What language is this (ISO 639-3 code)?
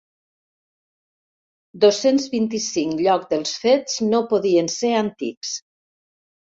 cat